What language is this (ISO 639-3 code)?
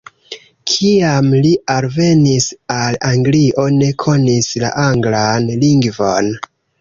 epo